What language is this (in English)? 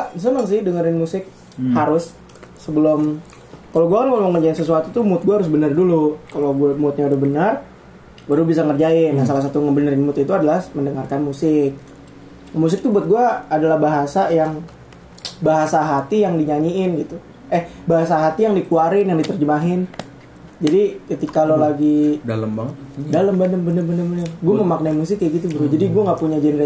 Indonesian